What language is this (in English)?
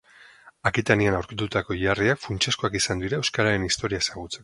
Basque